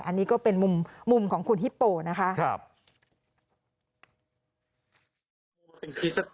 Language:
Thai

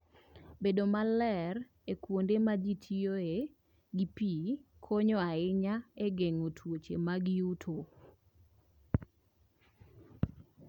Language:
Luo (Kenya and Tanzania)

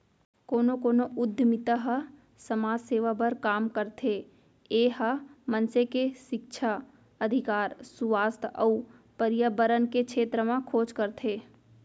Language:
Chhattisgarhi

